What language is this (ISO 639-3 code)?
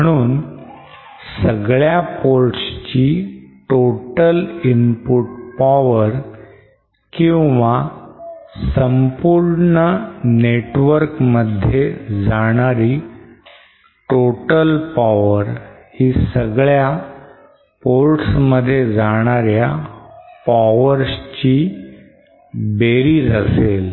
mar